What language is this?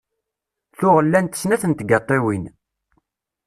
Kabyle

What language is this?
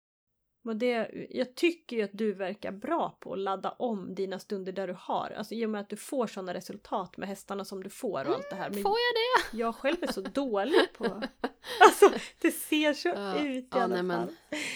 Swedish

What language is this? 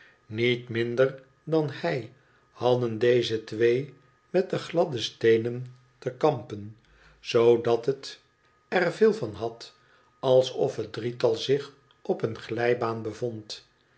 Dutch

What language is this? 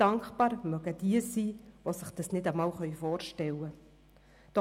Swiss German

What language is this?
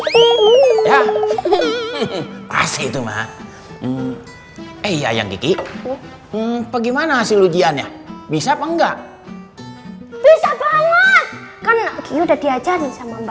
Indonesian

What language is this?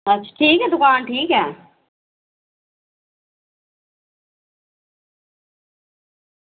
Dogri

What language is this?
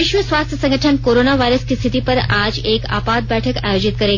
Hindi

